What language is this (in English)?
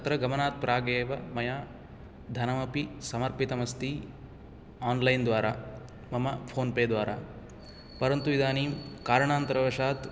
Sanskrit